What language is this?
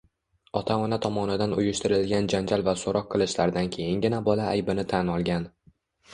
Uzbek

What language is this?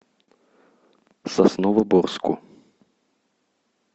Russian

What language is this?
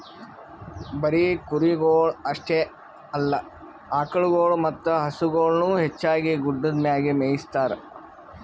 Kannada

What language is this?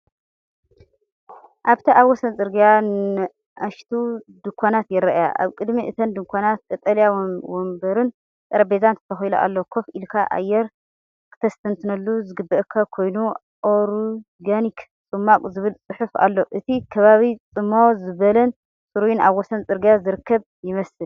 Tigrinya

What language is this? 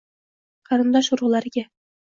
Uzbek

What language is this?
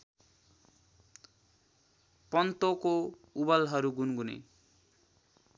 Nepali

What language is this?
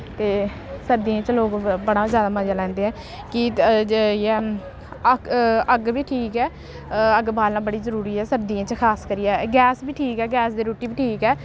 Dogri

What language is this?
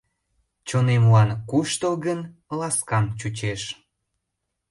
Mari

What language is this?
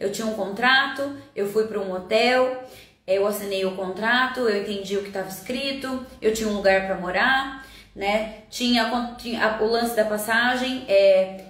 Portuguese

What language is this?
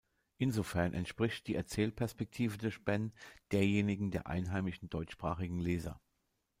German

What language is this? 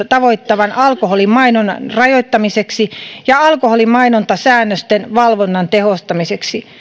Finnish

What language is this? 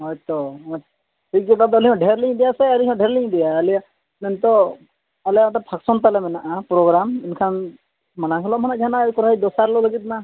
Santali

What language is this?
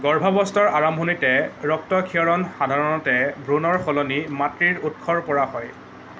Assamese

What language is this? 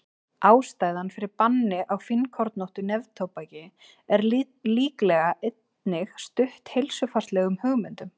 Icelandic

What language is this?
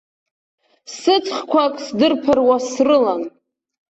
Abkhazian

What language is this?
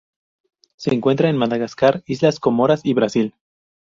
Spanish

